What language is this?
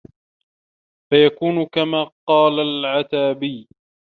Arabic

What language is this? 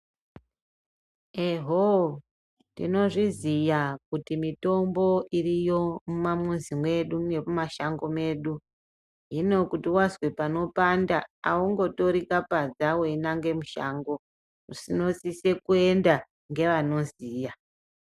Ndau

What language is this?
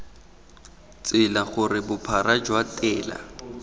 Tswana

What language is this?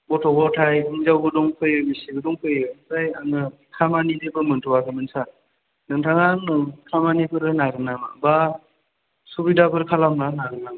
Bodo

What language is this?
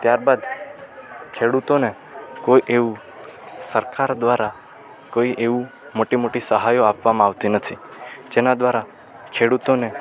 Gujarati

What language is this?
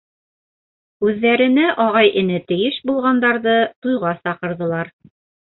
Bashkir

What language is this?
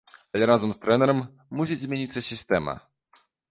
Belarusian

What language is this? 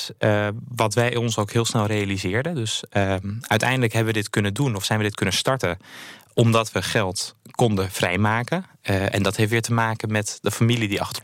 Dutch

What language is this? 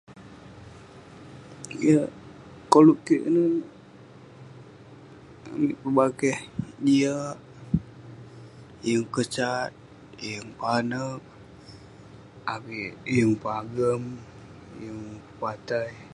Western Penan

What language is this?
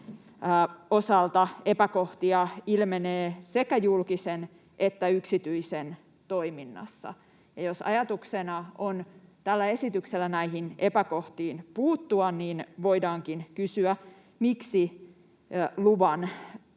Finnish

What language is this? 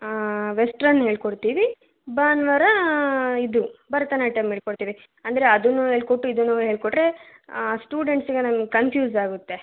Kannada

